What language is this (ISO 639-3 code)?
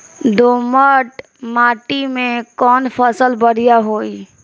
bho